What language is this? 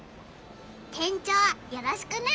Japanese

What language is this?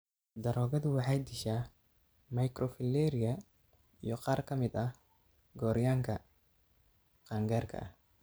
Somali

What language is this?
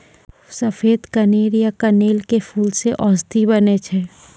Maithili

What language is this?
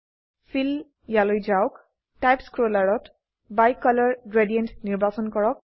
Assamese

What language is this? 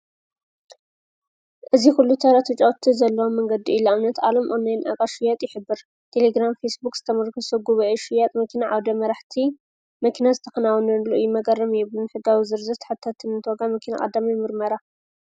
Tigrinya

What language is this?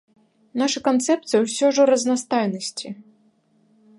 Belarusian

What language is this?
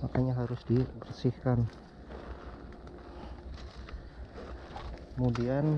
Indonesian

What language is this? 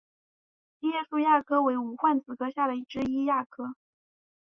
Chinese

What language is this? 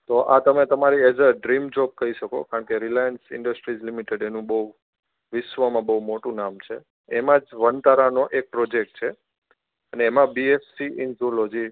Gujarati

